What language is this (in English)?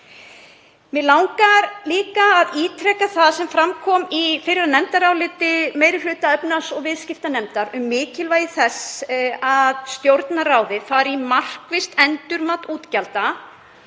Icelandic